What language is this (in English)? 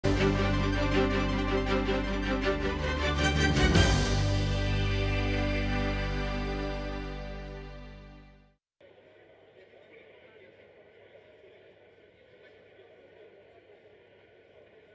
Ukrainian